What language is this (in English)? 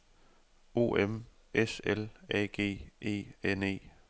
Danish